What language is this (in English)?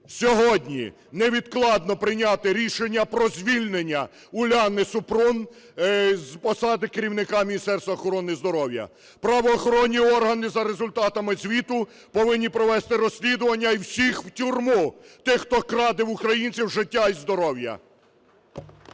Ukrainian